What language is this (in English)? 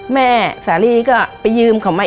Thai